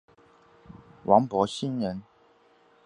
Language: Chinese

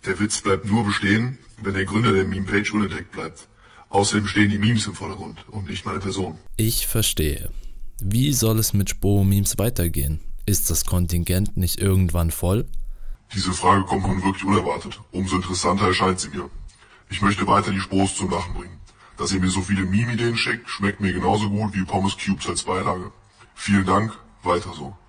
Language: German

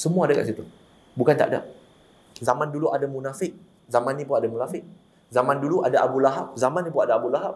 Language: Malay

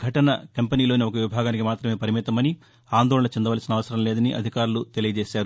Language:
Telugu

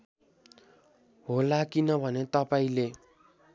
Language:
Nepali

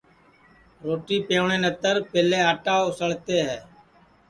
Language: Sansi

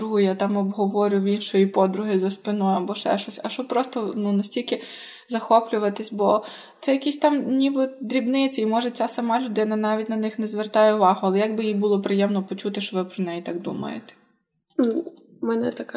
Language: Ukrainian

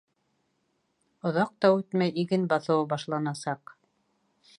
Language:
Bashkir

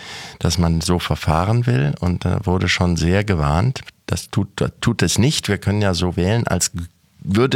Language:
German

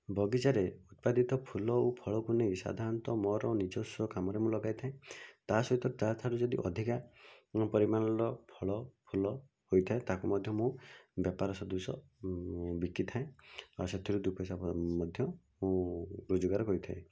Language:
Odia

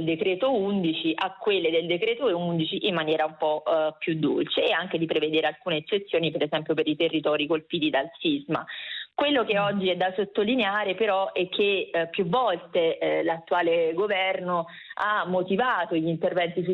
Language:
Italian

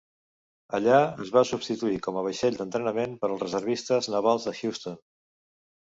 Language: Catalan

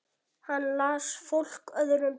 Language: Icelandic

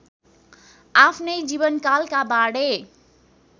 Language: Nepali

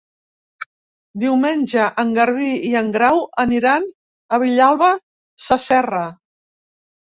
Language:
Catalan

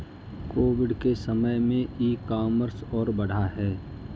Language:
Hindi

